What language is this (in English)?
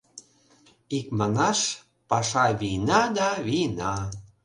Mari